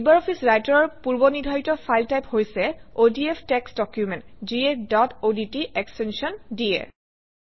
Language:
Assamese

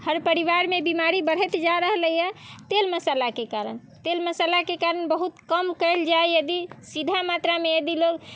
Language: Maithili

